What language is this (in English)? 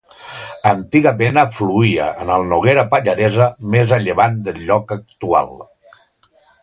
Catalan